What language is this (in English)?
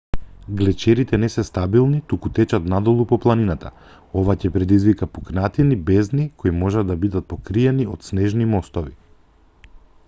Macedonian